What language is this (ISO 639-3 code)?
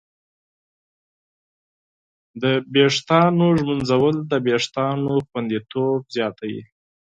pus